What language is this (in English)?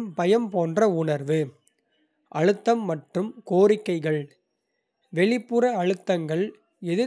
Kota (India)